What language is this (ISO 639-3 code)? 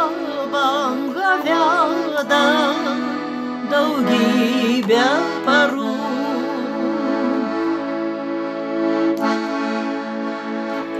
rus